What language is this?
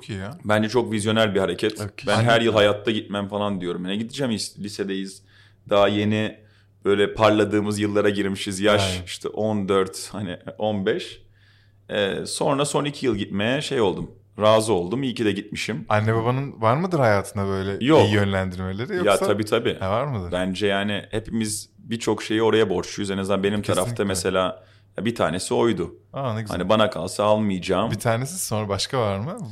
Turkish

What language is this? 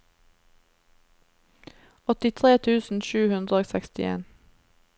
Norwegian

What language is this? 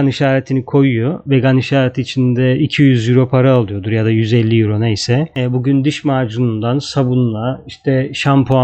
Turkish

